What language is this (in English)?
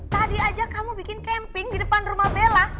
Indonesian